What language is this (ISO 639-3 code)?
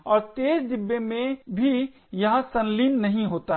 hin